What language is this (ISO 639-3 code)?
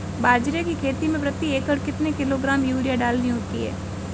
hin